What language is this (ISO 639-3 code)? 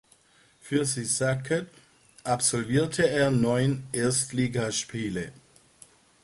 deu